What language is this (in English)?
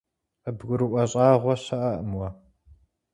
Kabardian